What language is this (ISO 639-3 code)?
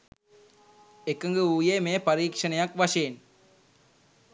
sin